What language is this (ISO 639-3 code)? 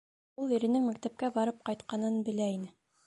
bak